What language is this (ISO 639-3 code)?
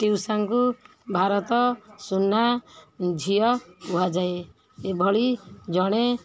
ori